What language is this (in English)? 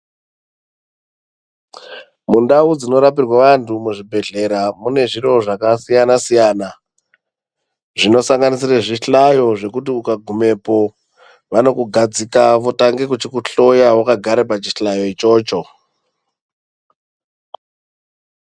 Ndau